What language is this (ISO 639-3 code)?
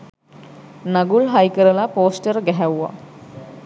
sin